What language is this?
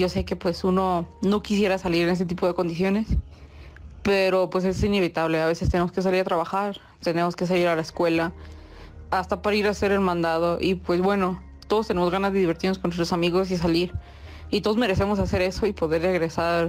Spanish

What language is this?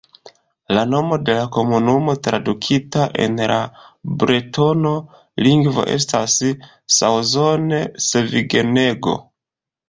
Esperanto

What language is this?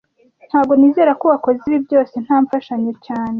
Kinyarwanda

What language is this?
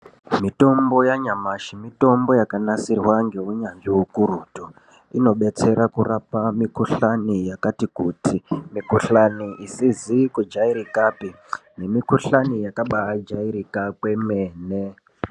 Ndau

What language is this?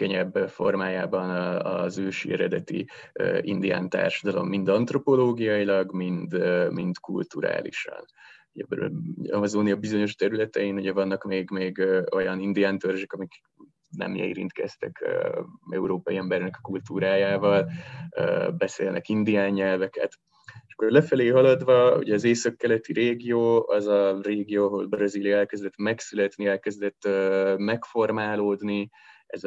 Hungarian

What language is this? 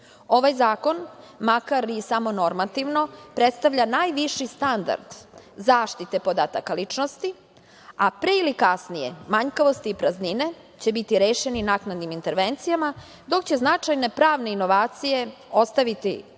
Serbian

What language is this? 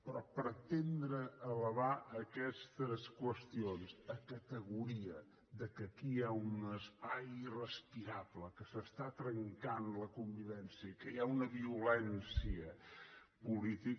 Catalan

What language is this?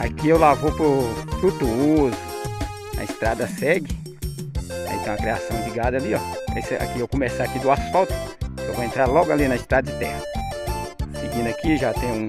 Portuguese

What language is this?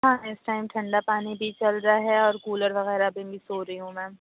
Urdu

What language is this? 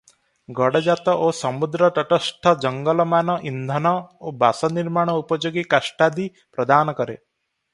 Odia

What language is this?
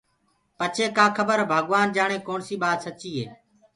Gurgula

